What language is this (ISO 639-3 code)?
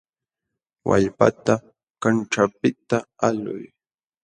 qxw